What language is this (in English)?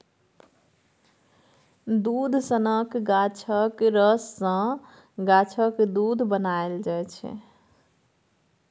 Maithili